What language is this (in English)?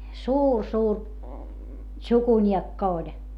Finnish